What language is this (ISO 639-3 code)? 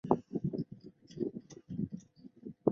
zho